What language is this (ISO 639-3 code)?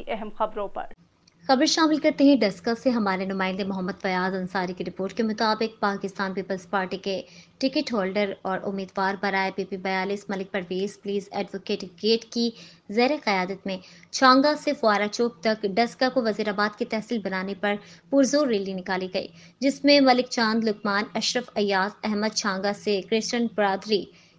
hin